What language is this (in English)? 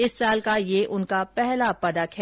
Hindi